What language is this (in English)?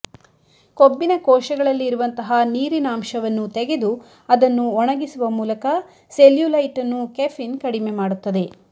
Kannada